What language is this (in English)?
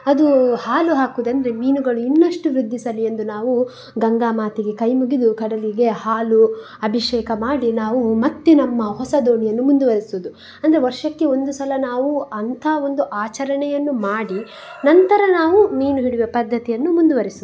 Kannada